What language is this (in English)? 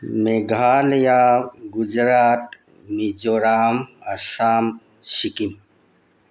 Manipuri